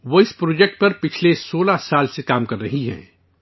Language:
Urdu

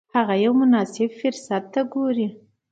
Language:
Pashto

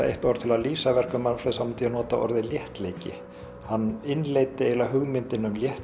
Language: Icelandic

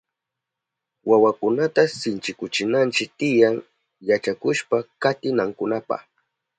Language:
Southern Pastaza Quechua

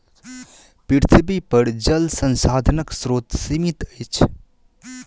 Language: Maithili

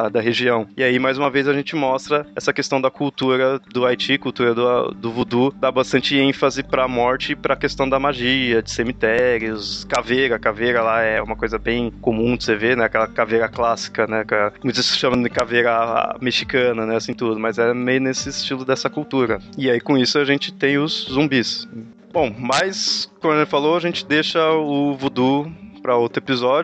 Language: Portuguese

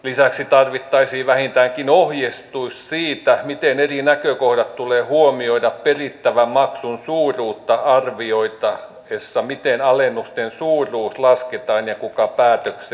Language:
Finnish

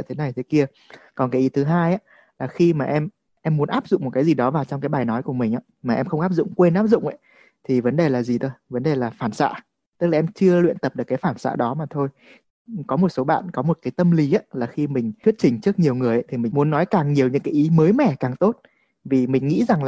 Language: Vietnamese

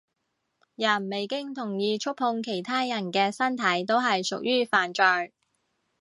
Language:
Cantonese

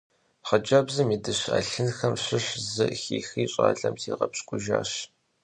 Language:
Kabardian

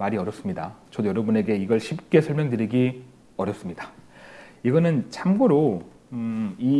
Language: Korean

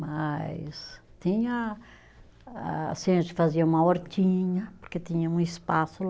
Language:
Portuguese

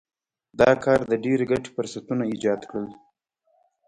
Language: Pashto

